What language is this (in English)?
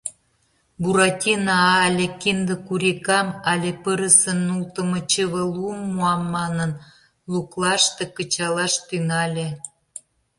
Mari